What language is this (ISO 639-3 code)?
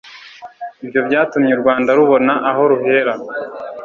kin